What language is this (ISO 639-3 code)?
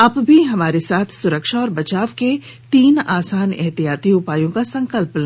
hin